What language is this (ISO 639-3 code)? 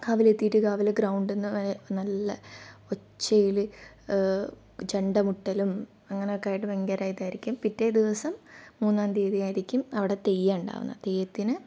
mal